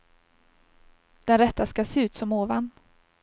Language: Swedish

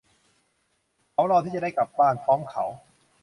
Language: Thai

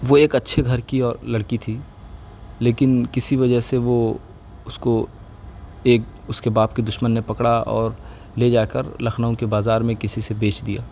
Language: Urdu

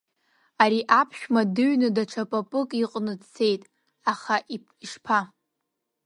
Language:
Abkhazian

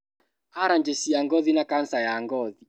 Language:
Kikuyu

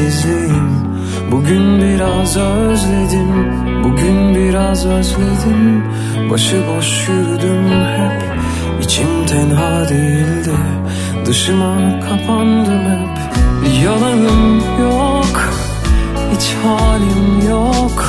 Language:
Turkish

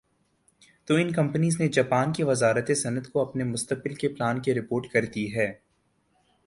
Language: Urdu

